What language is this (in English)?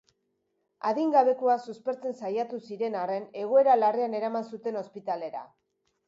Basque